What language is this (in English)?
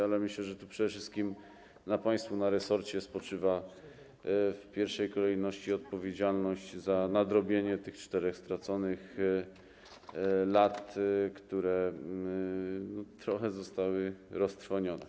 Polish